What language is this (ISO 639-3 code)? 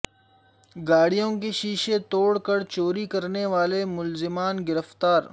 urd